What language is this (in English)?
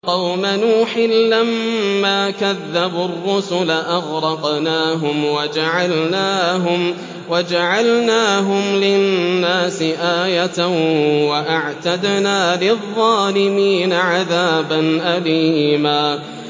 Arabic